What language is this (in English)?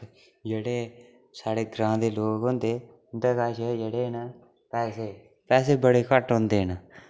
Dogri